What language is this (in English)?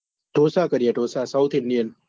Gujarati